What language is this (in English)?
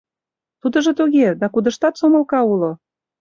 Mari